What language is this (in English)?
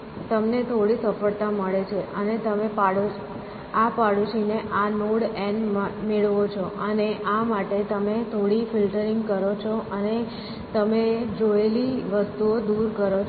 Gujarati